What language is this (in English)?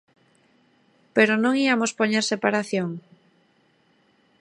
Galician